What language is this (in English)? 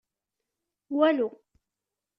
Kabyle